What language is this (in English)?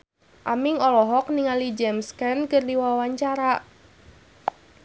Sundanese